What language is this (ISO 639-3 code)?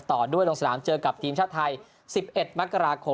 tha